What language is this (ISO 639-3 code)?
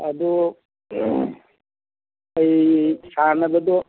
mni